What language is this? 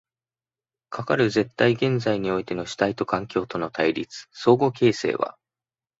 Japanese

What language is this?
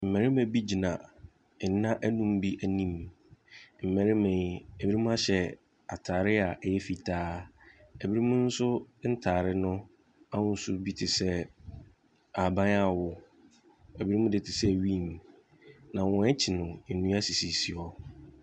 Akan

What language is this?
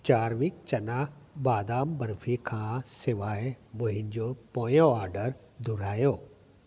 Sindhi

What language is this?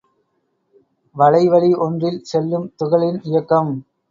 Tamil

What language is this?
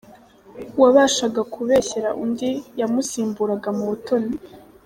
Kinyarwanda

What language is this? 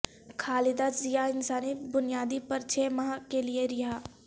Urdu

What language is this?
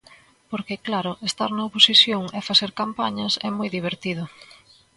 Galician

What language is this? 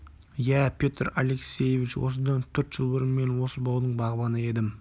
Kazakh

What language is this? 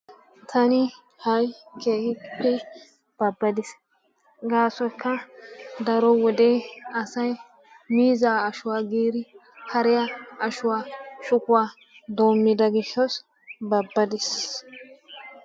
Wolaytta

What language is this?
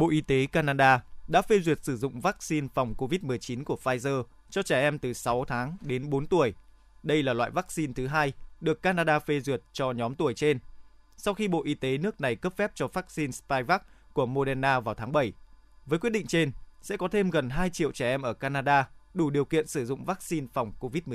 Vietnamese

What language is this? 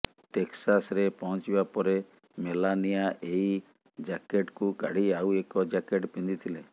Odia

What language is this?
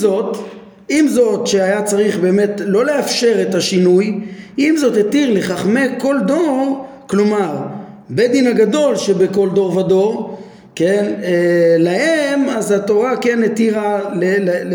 Hebrew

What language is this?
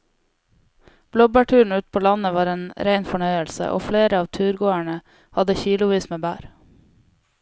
Norwegian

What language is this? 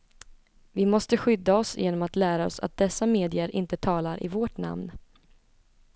Swedish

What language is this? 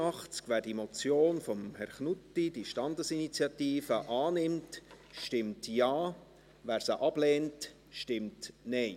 Swiss German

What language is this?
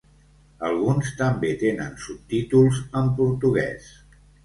Catalan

